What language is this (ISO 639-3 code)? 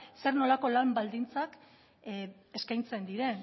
eus